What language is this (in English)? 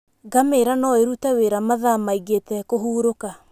Kikuyu